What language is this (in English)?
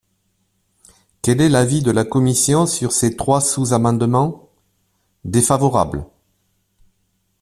French